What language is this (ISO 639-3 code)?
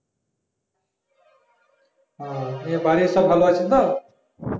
ben